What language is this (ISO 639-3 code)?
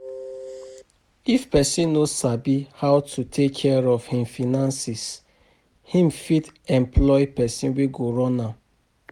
pcm